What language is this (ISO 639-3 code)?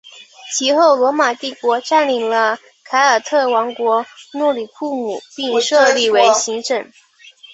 zho